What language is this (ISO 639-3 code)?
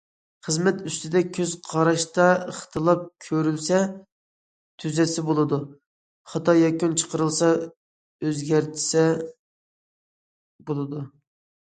uig